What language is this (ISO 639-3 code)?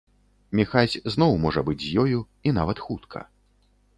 bel